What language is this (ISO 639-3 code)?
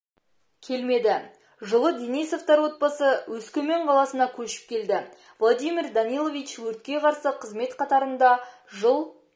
kaz